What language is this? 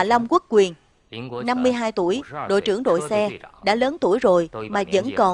Vietnamese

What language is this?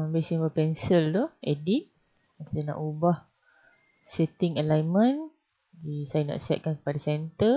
Malay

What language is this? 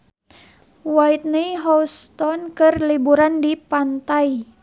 Sundanese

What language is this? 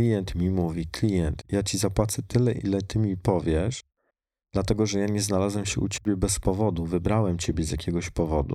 Polish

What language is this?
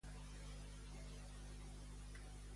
Catalan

